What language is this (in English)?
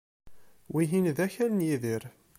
Kabyle